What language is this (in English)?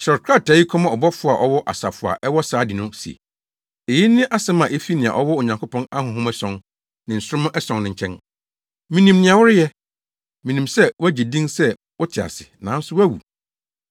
Akan